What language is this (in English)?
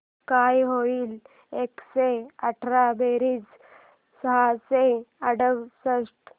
Marathi